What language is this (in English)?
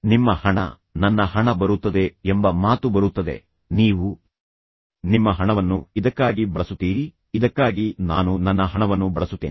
Kannada